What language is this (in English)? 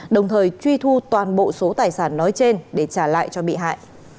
Vietnamese